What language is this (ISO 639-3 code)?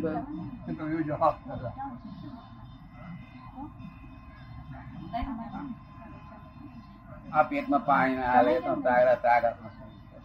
guj